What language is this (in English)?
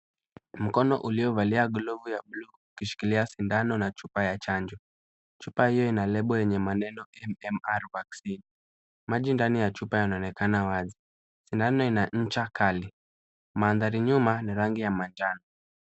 Swahili